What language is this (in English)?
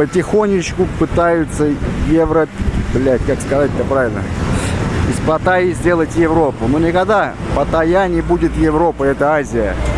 Russian